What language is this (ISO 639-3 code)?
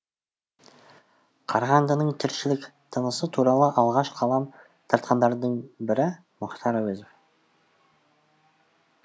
kaz